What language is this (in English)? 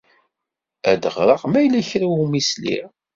Kabyle